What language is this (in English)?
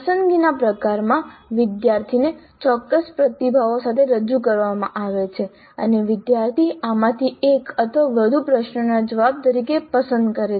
Gujarati